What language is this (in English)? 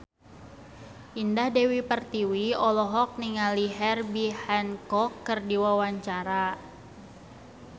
Sundanese